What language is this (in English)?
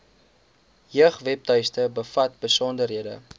Afrikaans